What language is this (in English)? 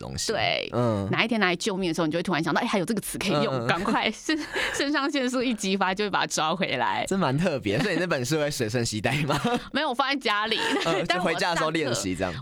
Chinese